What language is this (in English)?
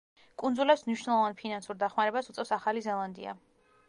Georgian